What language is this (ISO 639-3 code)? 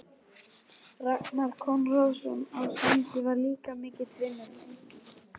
isl